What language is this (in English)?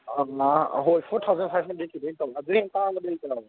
Manipuri